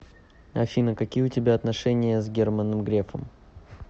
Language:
Russian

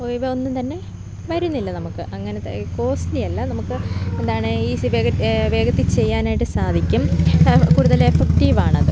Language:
Malayalam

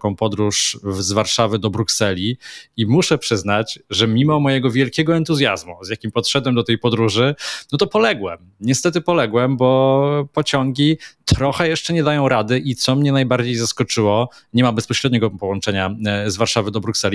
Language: Polish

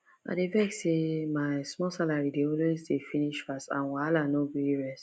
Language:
Nigerian Pidgin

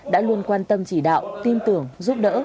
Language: Vietnamese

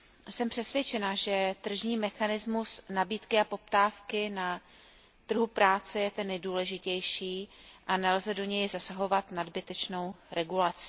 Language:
Czech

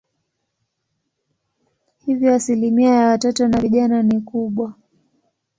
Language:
Swahili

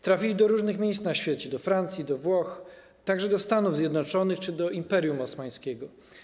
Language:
Polish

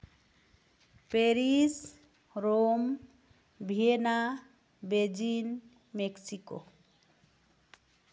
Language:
Santali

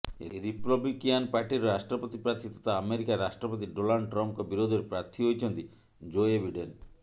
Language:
Odia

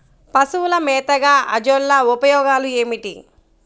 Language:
Telugu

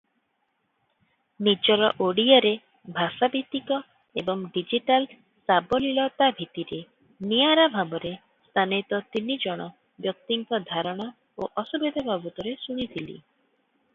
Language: Odia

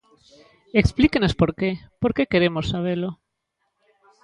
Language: Galician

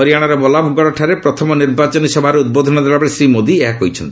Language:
Odia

